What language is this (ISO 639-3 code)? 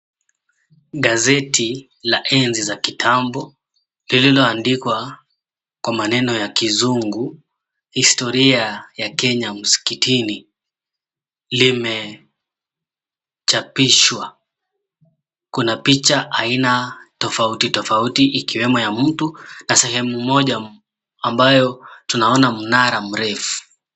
swa